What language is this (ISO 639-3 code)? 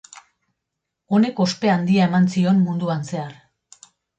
eus